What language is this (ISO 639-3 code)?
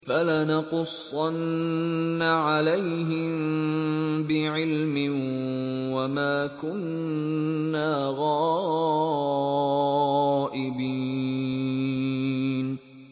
ara